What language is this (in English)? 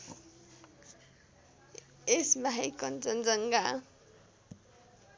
Nepali